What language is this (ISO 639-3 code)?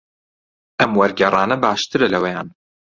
ckb